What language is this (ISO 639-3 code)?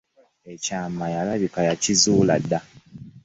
lug